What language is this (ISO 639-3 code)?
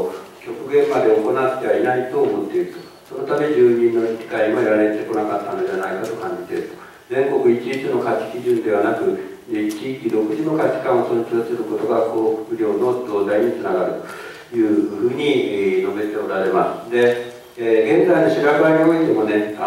jpn